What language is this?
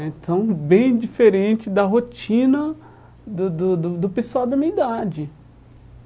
Portuguese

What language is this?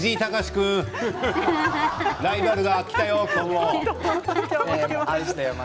Japanese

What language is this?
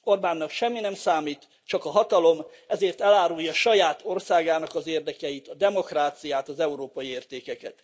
Hungarian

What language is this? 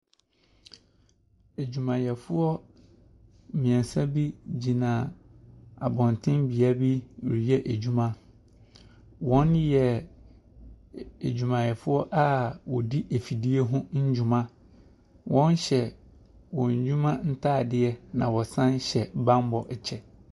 Akan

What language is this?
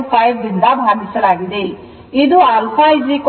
Kannada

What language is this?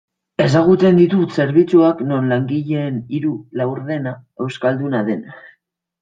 Basque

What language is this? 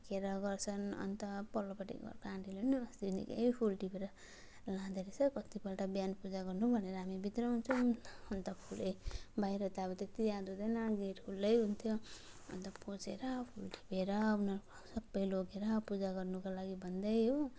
Nepali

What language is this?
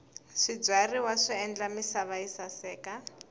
Tsonga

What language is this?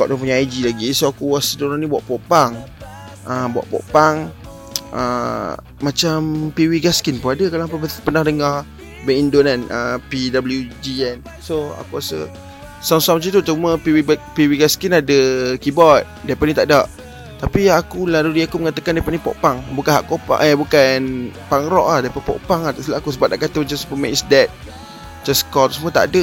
Malay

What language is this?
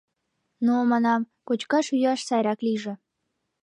Mari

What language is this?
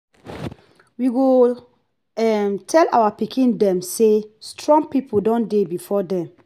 Nigerian Pidgin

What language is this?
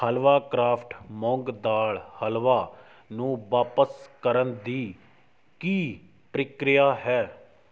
Punjabi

